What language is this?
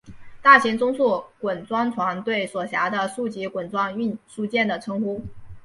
Chinese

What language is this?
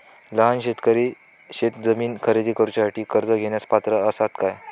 Marathi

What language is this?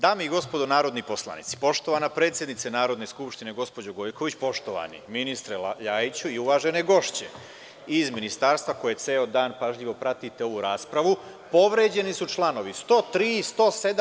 Serbian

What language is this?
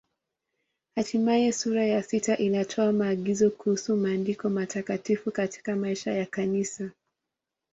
Swahili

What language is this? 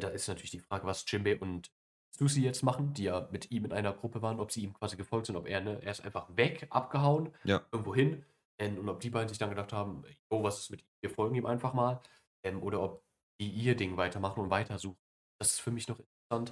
German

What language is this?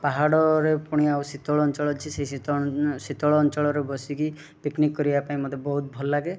Odia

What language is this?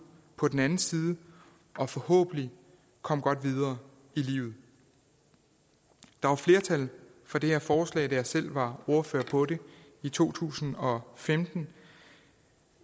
Danish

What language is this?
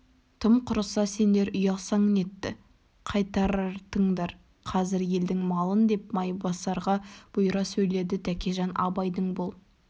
Kazakh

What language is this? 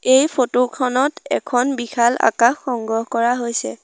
Assamese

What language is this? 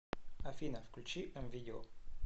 Russian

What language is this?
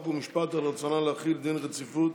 Hebrew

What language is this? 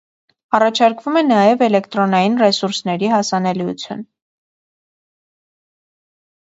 Armenian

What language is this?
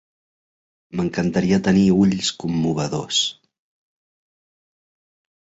Catalan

